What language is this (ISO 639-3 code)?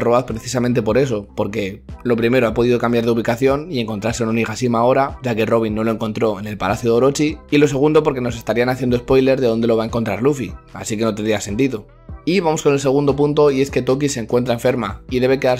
spa